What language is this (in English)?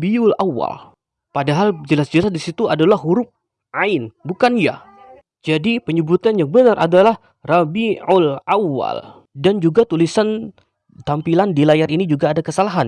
Indonesian